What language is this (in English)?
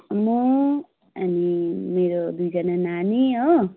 Nepali